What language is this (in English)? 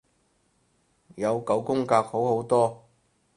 Cantonese